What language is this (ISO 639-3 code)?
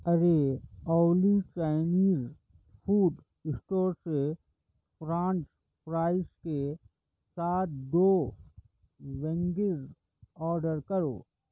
urd